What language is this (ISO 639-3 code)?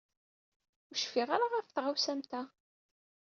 kab